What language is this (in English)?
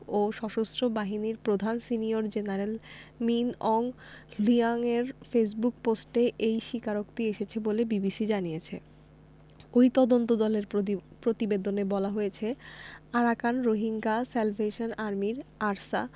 Bangla